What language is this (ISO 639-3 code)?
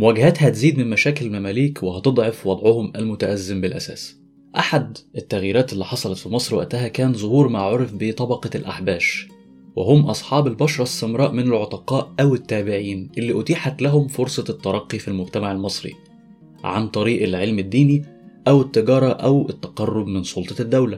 ara